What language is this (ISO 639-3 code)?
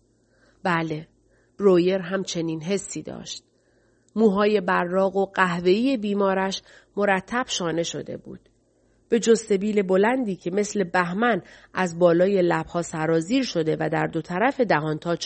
fas